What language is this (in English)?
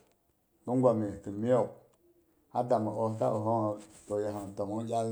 Boghom